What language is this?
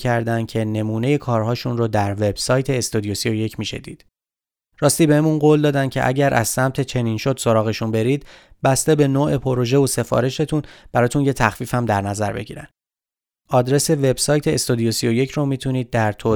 Persian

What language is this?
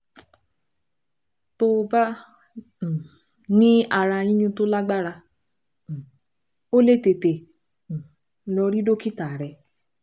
Yoruba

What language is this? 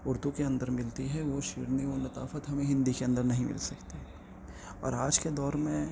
Urdu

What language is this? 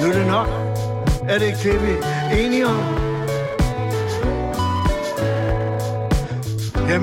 Danish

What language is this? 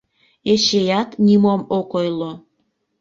Mari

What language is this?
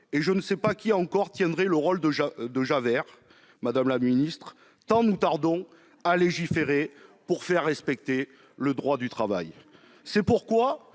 French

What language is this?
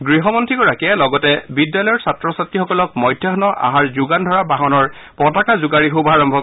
Assamese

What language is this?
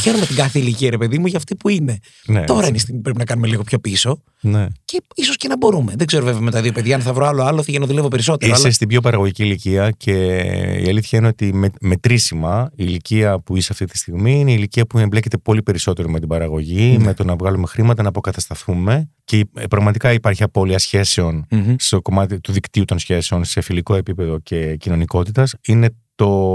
Greek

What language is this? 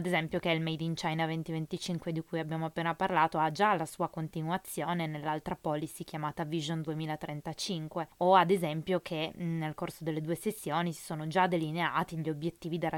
Italian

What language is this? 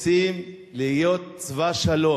Hebrew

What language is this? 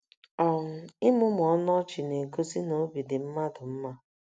Igbo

